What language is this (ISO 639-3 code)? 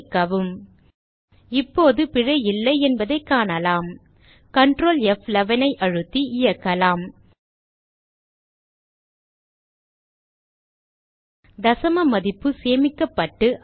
tam